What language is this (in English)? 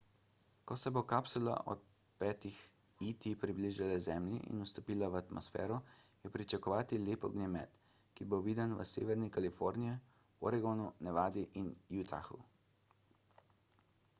Slovenian